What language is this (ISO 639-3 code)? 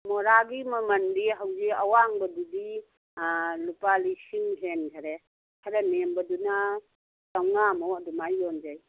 mni